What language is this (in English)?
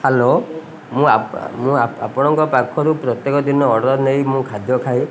Odia